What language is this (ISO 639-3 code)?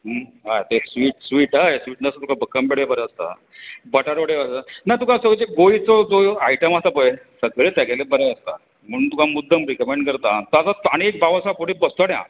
kok